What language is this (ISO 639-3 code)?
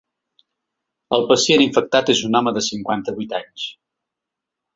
cat